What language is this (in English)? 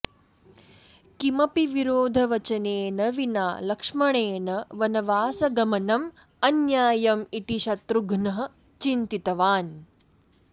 Sanskrit